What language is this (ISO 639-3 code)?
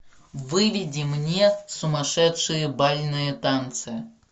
rus